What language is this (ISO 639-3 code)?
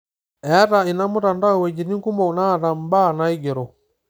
mas